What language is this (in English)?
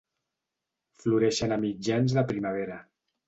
Catalan